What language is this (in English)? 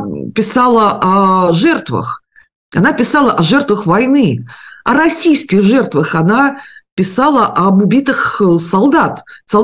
Russian